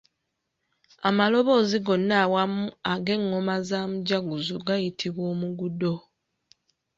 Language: Ganda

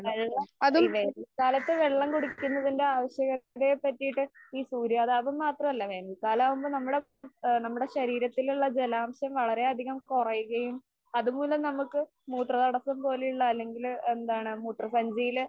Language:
Malayalam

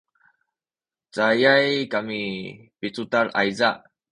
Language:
Sakizaya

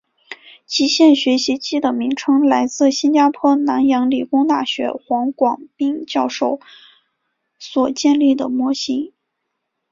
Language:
Chinese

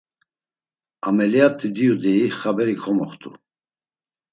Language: Laz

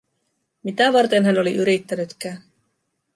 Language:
Finnish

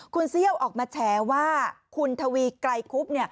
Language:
Thai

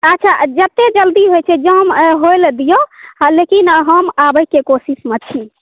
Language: Maithili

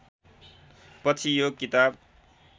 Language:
Nepali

